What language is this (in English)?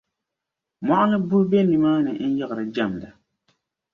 Dagbani